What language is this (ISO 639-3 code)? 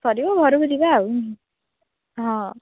ori